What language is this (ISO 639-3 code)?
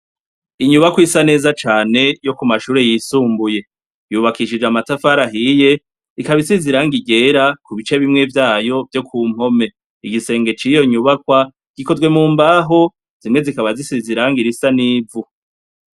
run